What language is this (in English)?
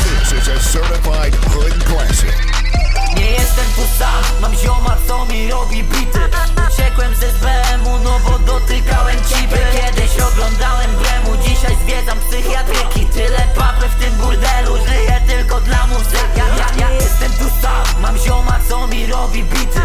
Polish